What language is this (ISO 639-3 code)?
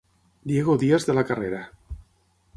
cat